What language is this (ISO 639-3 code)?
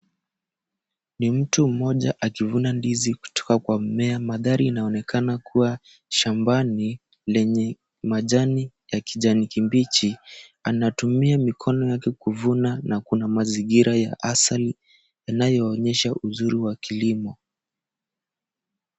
swa